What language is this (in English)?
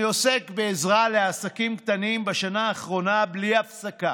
Hebrew